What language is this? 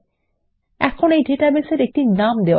Bangla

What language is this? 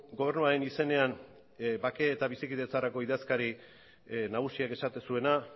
Basque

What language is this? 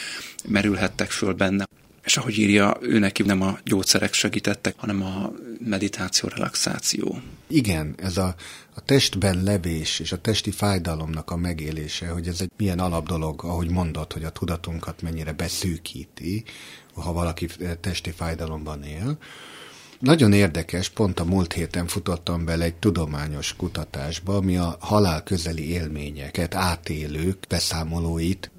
Hungarian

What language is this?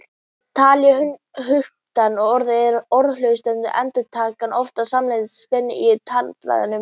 Icelandic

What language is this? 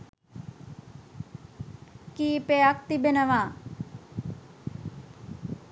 Sinhala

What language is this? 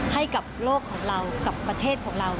Thai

